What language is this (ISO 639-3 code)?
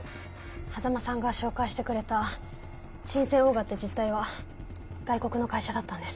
jpn